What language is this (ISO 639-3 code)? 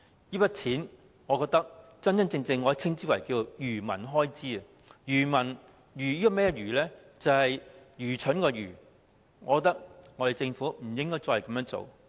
yue